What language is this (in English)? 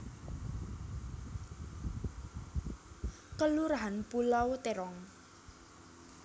Javanese